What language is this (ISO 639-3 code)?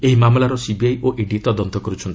ori